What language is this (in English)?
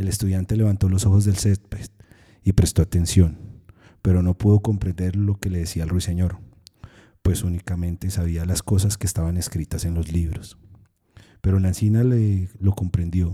Spanish